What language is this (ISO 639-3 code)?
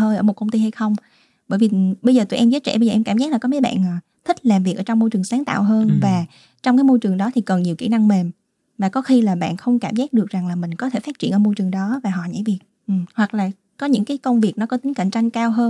vie